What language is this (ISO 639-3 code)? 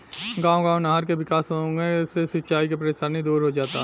bho